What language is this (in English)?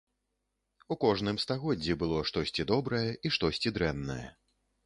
Belarusian